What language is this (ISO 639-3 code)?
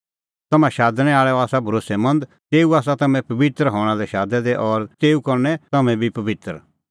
kfx